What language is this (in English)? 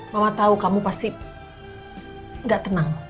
Indonesian